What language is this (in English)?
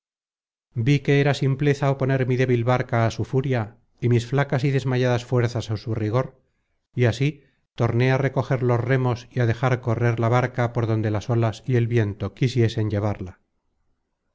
Spanish